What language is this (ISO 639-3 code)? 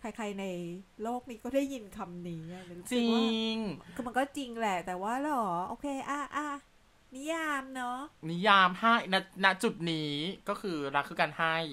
tha